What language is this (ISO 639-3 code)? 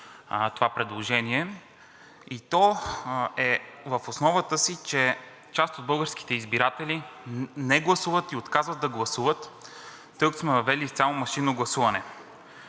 bul